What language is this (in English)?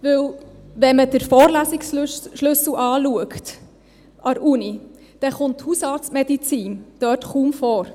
Swiss German